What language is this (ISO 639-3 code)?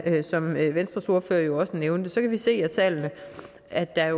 dan